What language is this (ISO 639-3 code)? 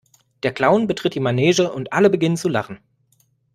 deu